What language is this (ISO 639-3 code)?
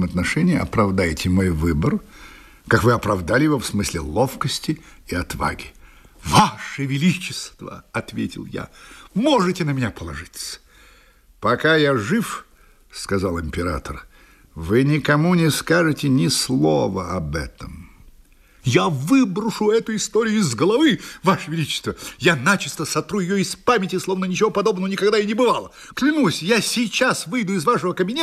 rus